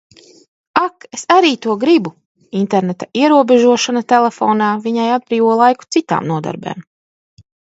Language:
Latvian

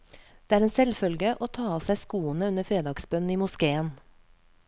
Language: Norwegian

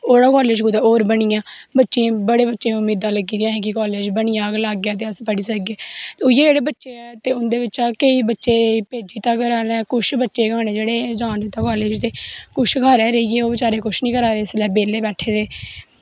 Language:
Dogri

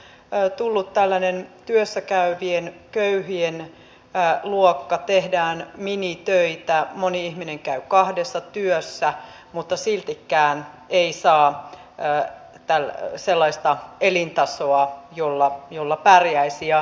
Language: Finnish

